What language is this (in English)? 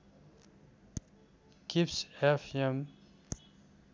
Nepali